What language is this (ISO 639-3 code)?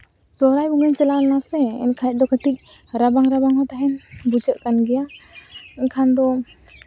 sat